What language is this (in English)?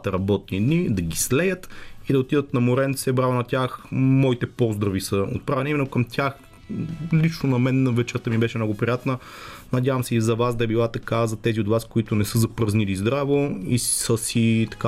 Bulgarian